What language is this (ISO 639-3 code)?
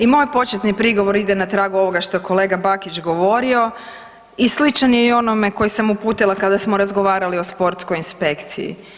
hrv